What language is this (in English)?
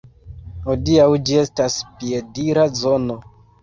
Esperanto